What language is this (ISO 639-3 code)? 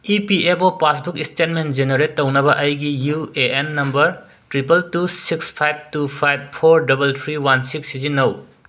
mni